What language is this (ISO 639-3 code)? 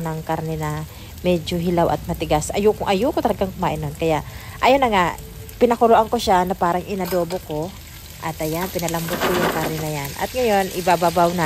fil